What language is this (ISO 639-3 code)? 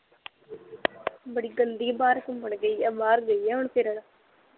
pan